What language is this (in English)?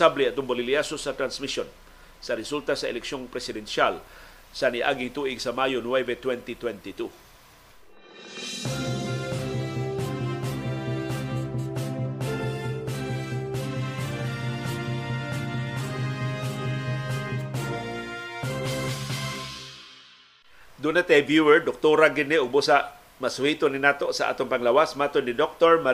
Filipino